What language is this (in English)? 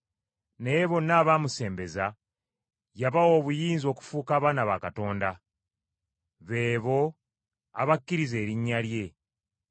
Ganda